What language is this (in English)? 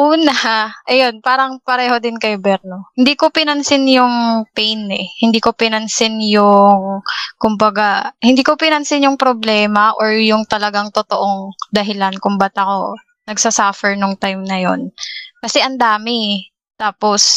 Filipino